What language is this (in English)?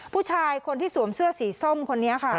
Thai